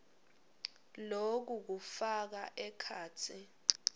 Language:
Swati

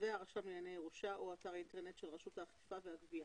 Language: Hebrew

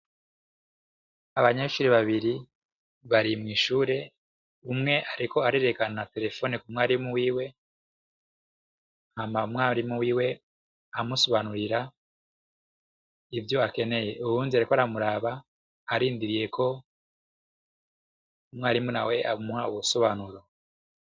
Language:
Rundi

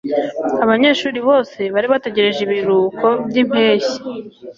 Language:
Kinyarwanda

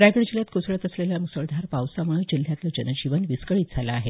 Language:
Marathi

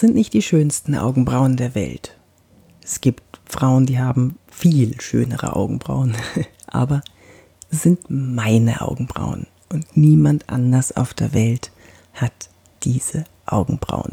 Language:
German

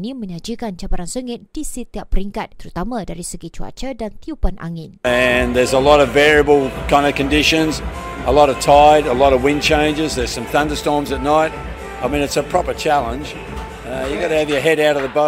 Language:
Malay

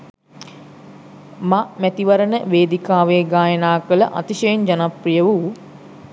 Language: Sinhala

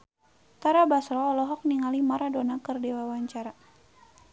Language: Sundanese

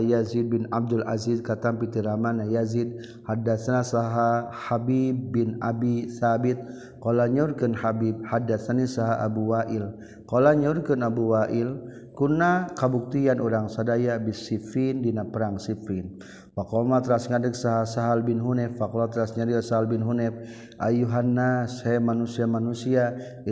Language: Malay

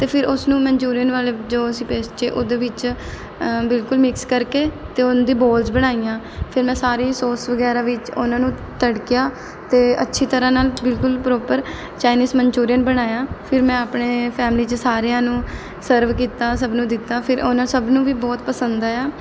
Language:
Punjabi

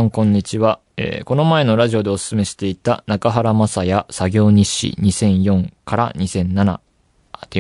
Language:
Japanese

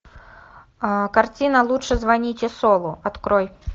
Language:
Russian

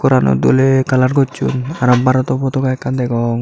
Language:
Chakma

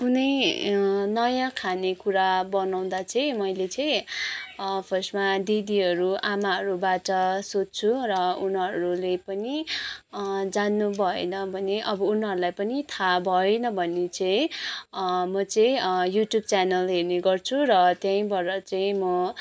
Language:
Nepali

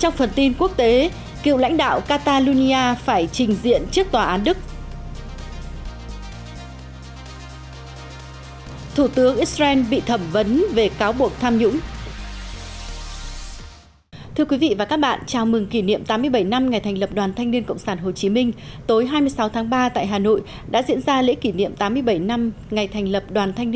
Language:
Vietnamese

